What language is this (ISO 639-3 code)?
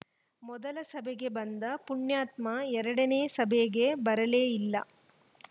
kan